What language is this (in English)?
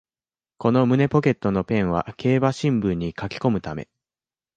Japanese